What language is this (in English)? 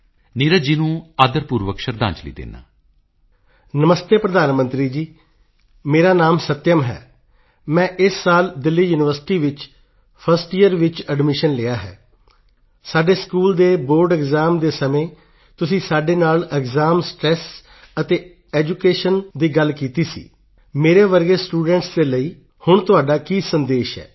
Punjabi